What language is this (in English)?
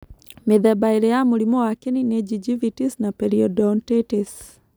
Kikuyu